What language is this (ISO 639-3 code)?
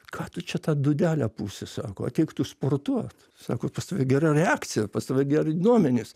lit